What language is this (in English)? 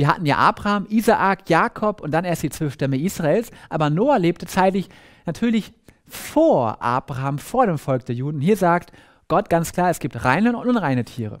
German